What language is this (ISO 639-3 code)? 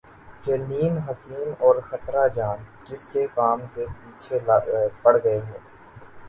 urd